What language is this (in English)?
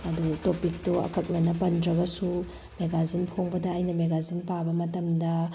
Manipuri